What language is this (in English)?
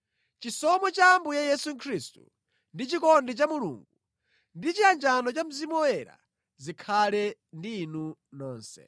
Nyanja